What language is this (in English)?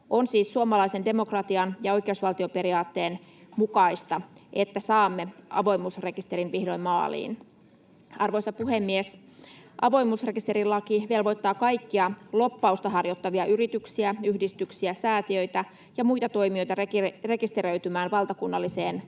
Finnish